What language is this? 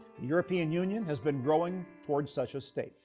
English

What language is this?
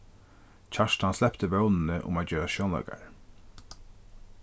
Faroese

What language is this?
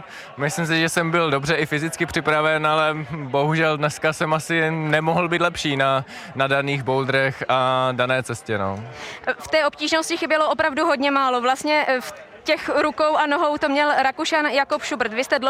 Czech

